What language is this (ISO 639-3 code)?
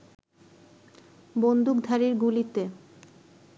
ben